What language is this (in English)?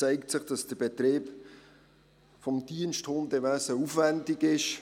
Swiss German